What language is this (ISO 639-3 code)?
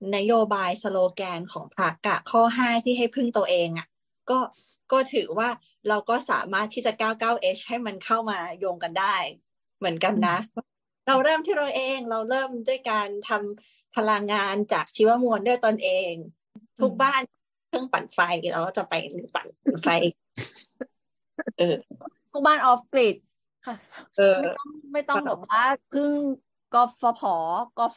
tha